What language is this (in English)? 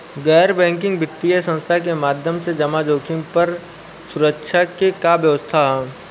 Bhojpuri